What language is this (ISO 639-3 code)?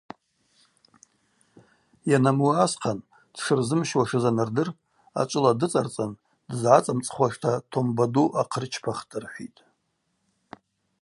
abq